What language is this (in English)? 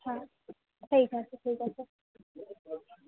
Gujarati